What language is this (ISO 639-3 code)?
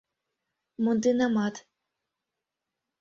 chm